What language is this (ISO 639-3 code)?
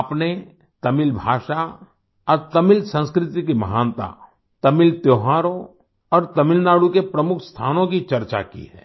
hin